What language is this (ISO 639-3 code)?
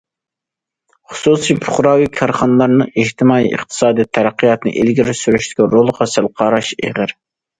uig